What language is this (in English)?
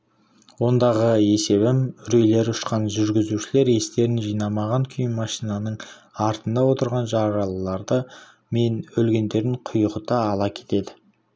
Kazakh